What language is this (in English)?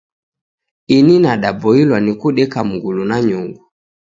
Taita